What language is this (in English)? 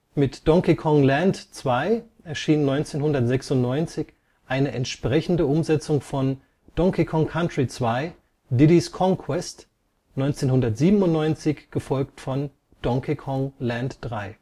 German